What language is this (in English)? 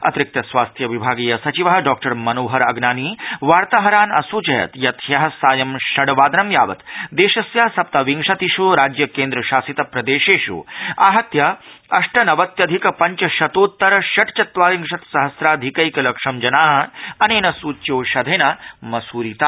Sanskrit